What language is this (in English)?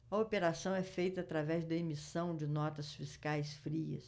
Portuguese